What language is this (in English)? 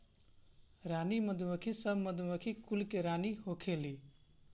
Bhojpuri